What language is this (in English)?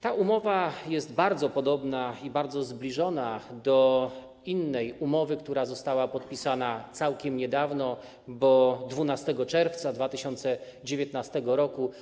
Polish